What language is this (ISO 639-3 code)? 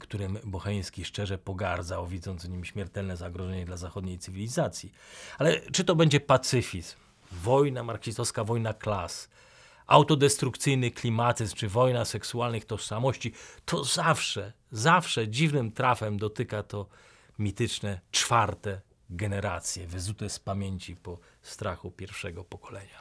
pol